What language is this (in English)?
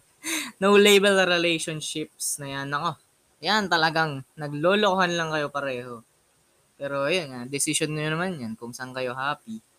Filipino